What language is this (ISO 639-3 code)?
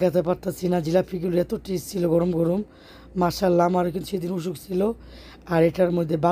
ben